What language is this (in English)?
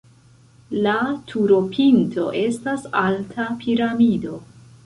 Esperanto